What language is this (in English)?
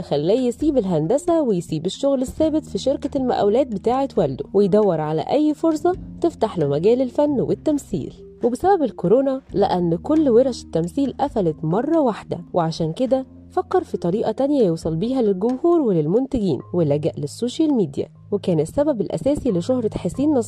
Arabic